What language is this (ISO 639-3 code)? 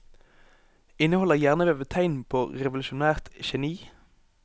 nor